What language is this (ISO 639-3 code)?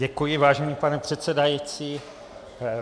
ces